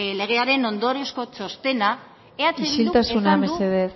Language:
Basque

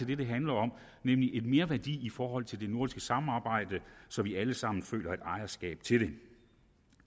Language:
Danish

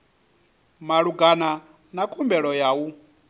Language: Venda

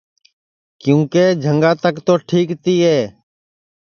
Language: Sansi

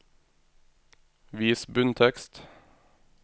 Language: Norwegian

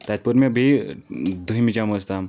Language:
Kashmiri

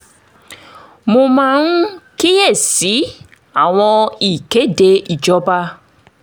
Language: Yoruba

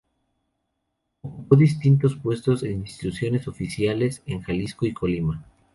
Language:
Spanish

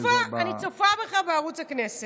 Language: Hebrew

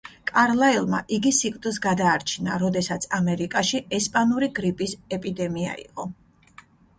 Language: Georgian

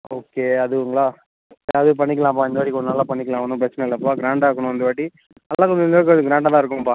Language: Tamil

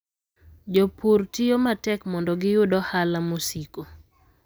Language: Luo (Kenya and Tanzania)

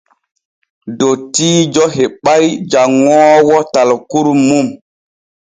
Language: Borgu Fulfulde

